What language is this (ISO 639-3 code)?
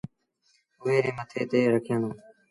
sbn